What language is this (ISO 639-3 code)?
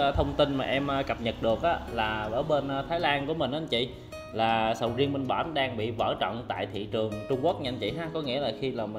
vie